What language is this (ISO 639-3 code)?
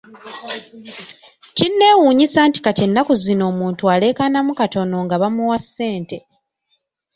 lug